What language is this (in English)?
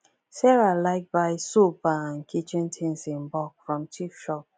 Nigerian Pidgin